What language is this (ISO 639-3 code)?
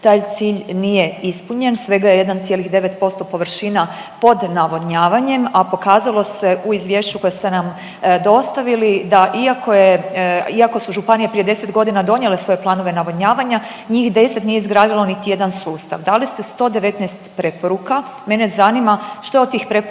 hrv